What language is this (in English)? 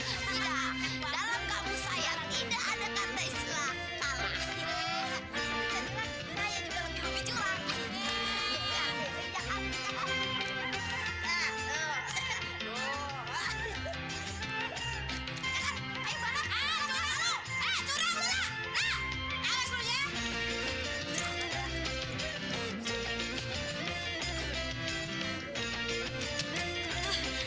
Indonesian